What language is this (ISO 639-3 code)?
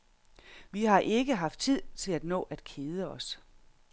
dan